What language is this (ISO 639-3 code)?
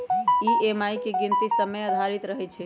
mag